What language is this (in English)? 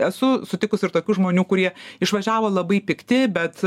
Lithuanian